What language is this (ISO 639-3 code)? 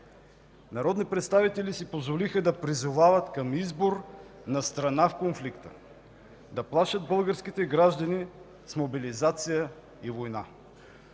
bul